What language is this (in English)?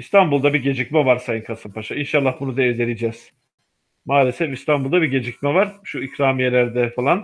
Turkish